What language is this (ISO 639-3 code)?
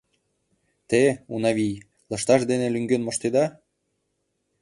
chm